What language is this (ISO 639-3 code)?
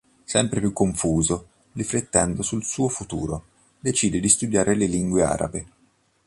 ita